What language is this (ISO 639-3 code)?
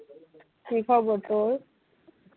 ben